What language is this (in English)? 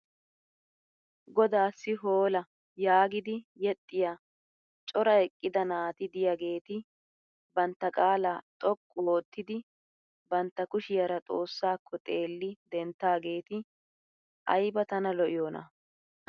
Wolaytta